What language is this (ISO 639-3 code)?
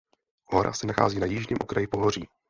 ces